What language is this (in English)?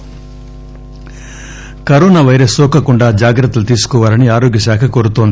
Telugu